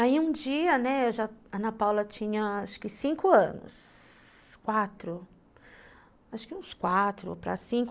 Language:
Portuguese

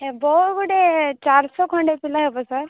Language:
Odia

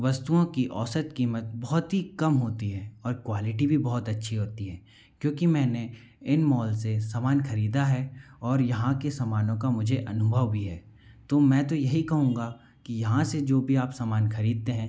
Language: Hindi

